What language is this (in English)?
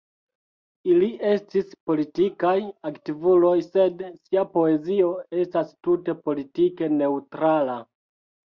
Esperanto